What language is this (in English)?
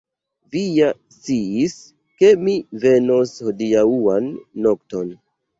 Esperanto